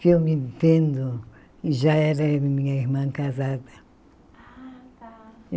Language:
Portuguese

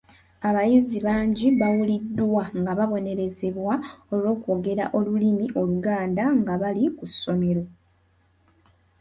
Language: Ganda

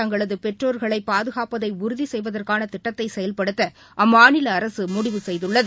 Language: Tamil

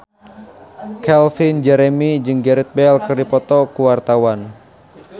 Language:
Sundanese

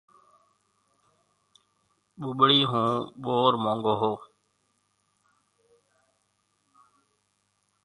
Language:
Marwari (Pakistan)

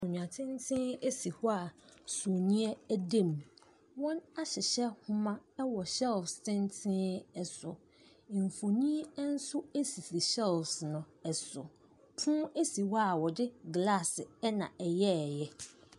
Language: Akan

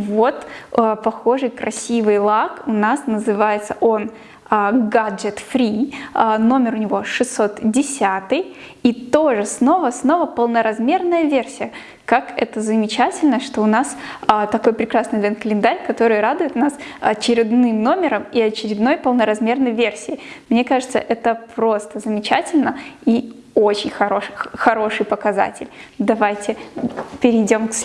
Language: Russian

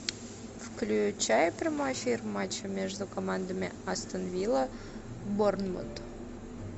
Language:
Russian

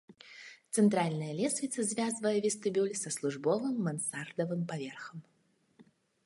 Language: Belarusian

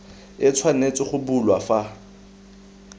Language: Tswana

